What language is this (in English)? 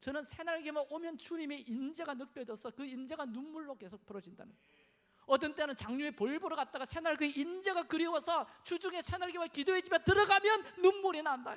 Korean